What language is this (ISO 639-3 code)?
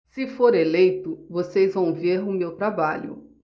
por